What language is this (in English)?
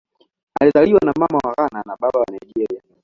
Swahili